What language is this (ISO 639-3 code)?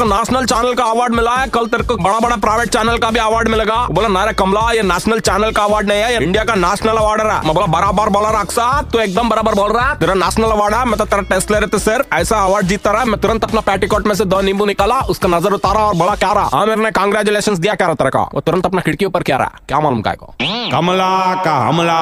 hin